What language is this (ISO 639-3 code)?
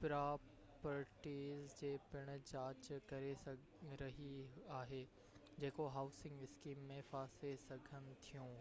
snd